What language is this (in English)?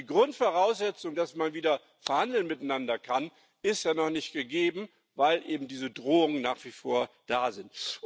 German